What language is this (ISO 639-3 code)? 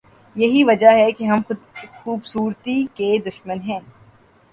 urd